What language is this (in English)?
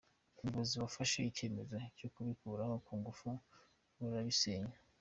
Kinyarwanda